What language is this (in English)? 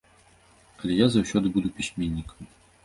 Belarusian